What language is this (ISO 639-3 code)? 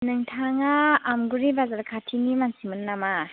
brx